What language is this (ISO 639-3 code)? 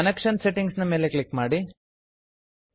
kan